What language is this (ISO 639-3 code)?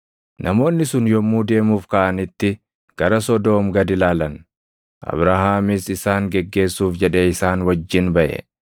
orm